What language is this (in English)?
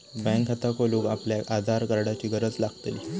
Marathi